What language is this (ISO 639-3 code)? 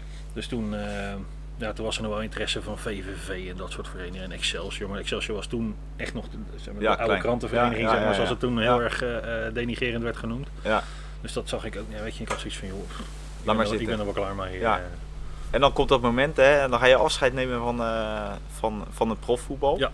nld